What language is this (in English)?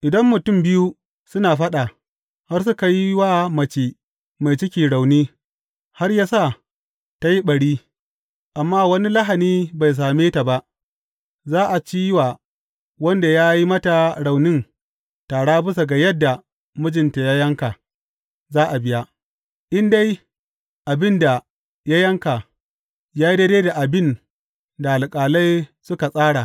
Hausa